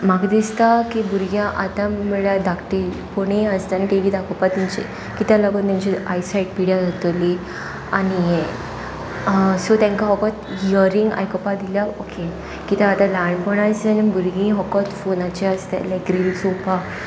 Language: Konkani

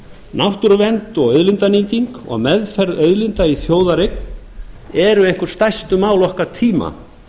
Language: Icelandic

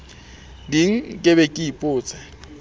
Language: Southern Sotho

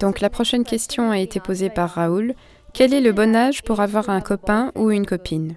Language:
French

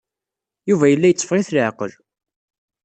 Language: Kabyle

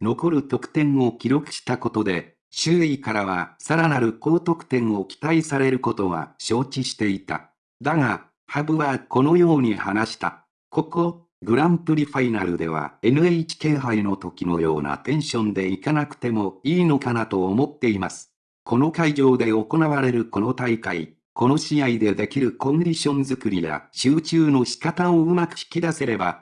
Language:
Japanese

